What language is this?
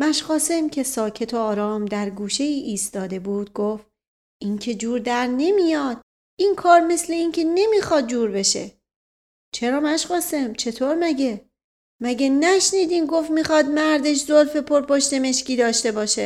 Persian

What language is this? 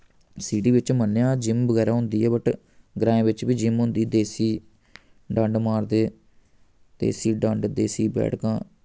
Dogri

